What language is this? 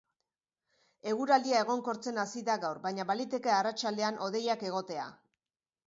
Basque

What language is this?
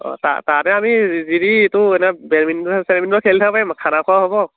Assamese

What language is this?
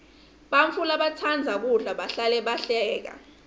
Swati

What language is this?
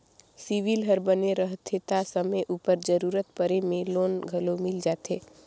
Chhattisgarhi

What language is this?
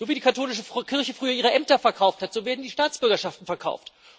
German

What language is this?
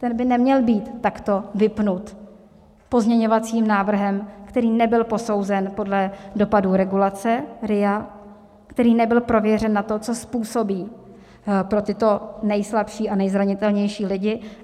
Czech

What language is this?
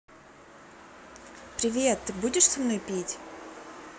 Russian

